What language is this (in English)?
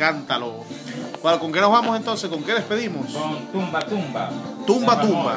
Spanish